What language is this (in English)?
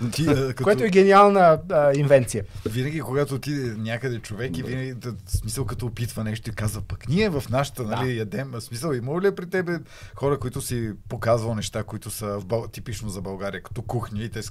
Bulgarian